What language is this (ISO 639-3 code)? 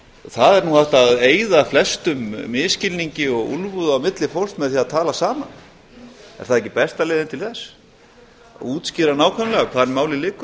isl